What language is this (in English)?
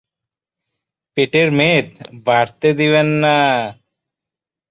Bangla